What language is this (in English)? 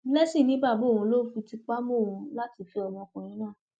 Yoruba